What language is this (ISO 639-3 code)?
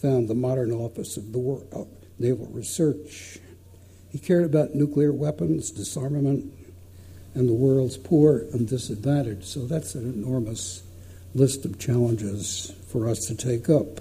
eng